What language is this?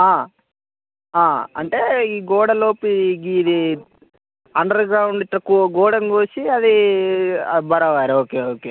Telugu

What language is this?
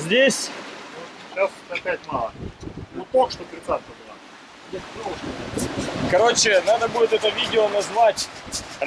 Russian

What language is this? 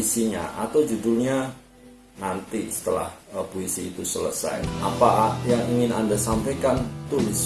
Indonesian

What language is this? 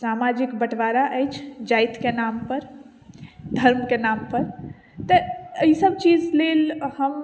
Maithili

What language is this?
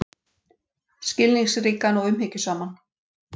Icelandic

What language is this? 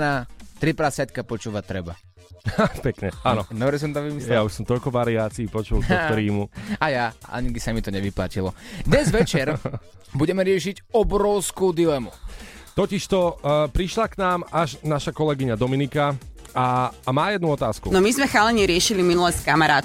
Slovak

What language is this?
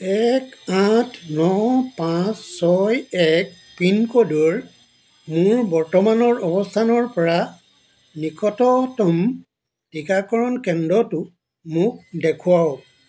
Assamese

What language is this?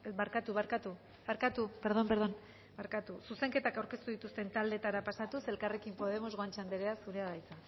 Basque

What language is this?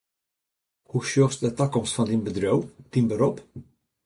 Western Frisian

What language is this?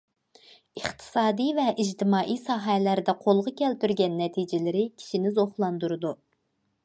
Uyghur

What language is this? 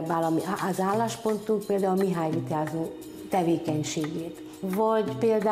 Hungarian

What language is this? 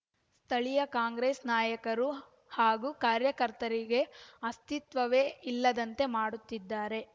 Kannada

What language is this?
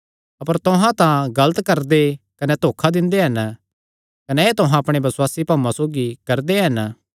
Kangri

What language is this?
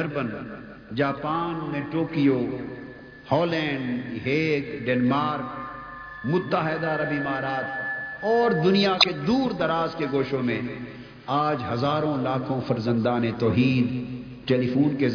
Urdu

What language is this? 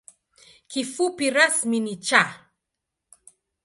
Swahili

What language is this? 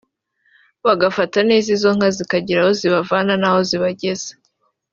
Kinyarwanda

